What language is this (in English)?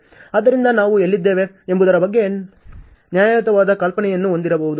Kannada